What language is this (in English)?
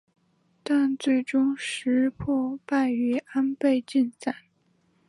Chinese